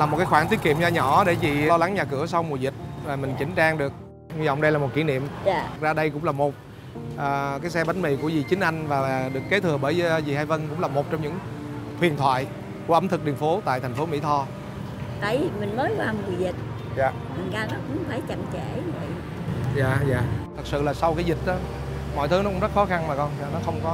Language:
Vietnamese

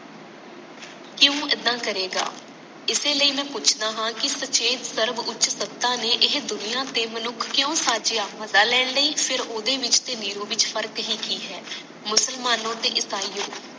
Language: Punjabi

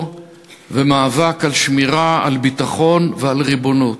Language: Hebrew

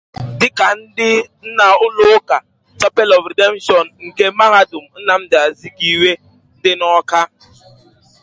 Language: Igbo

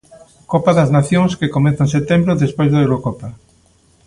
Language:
Galician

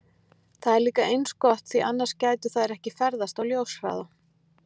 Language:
Icelandic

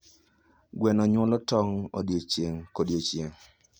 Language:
Luo (Kenya and Tanzania)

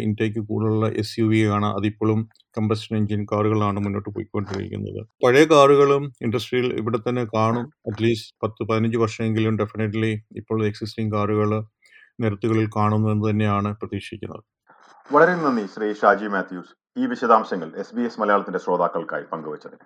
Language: Malayalam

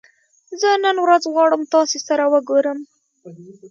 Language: Pashto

